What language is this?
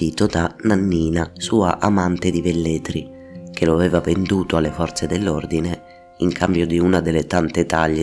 Italian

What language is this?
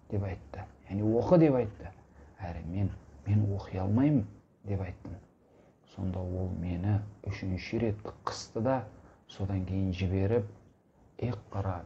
Turkish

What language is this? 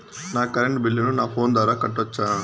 Telugu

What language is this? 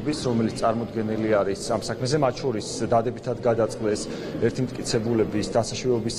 Romanian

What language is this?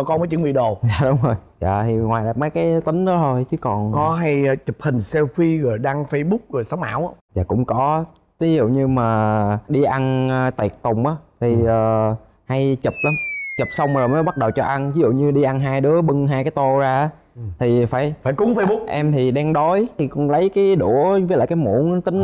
Vietnamese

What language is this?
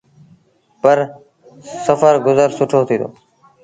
Sindhi Bhil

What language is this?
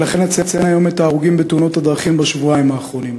Hebrew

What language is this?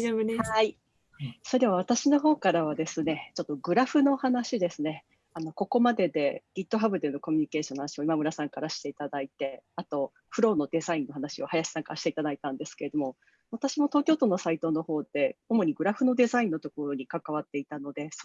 Japanese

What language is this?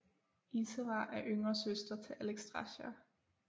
Danish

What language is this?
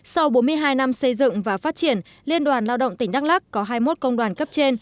Vietnamese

